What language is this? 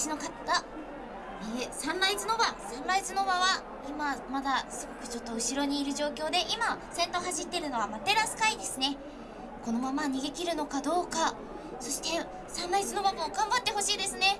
Japanese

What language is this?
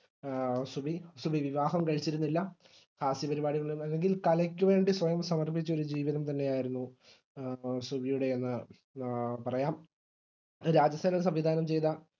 Malayalam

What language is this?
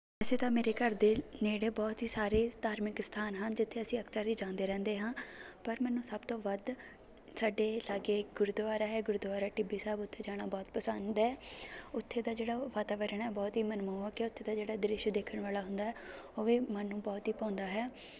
Punjabi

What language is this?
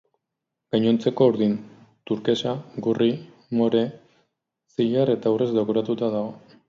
Basque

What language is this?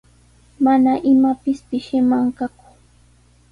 Sihuas Ancash Quechua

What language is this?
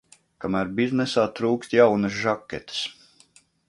Latvian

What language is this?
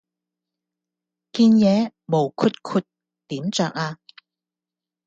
Cantonese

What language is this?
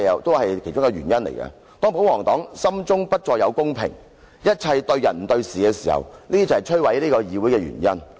Cantonese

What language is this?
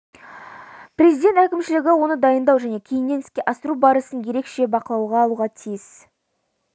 Kazakh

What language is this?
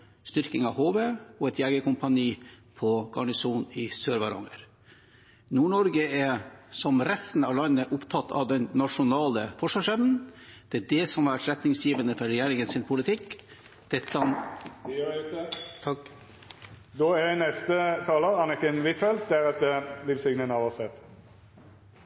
Norwegian Bokmål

